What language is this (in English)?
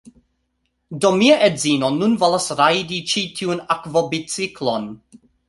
Esperanto